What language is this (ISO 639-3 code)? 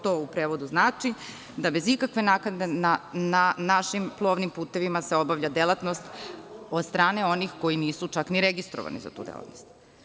srp